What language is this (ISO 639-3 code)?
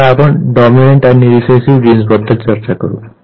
mar